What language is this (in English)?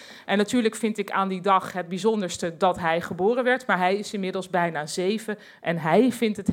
Dutch